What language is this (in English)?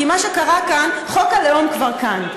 Hebrew